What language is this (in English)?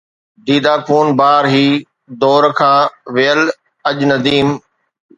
Sindhi